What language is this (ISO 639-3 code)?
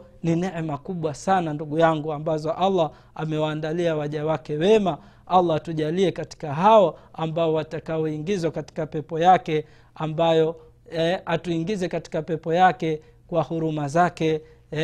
swa